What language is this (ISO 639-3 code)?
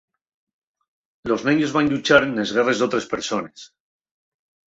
ast